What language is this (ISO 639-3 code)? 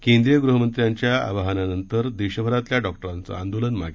mar